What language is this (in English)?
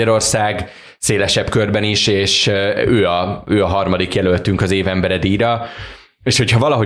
Hungarian